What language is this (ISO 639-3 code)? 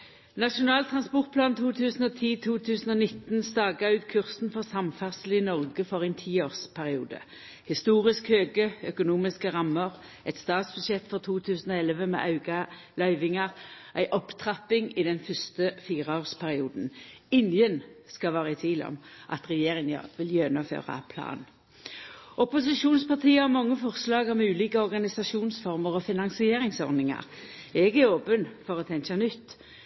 nno